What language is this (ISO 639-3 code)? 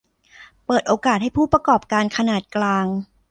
tha